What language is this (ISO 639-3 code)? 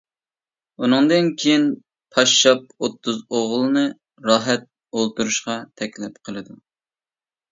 uig